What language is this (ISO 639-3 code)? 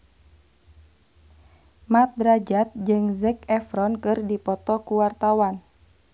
sun